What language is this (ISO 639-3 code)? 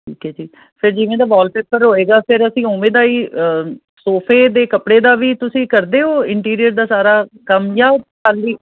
pan